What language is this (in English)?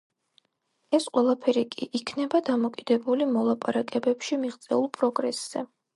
Georgian